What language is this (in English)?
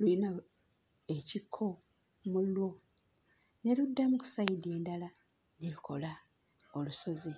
Ganda